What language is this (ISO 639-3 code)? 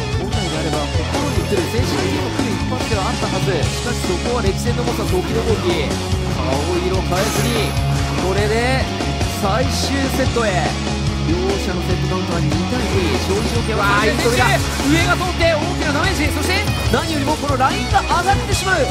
jpn